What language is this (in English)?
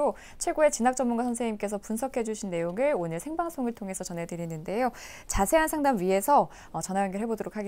Korean